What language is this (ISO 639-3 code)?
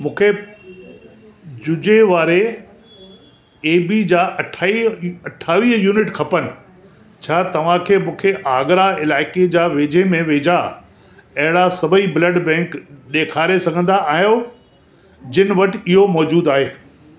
snd